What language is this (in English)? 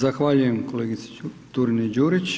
Croatian